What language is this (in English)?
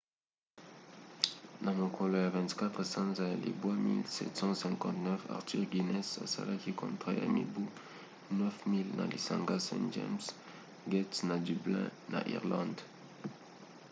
Lingala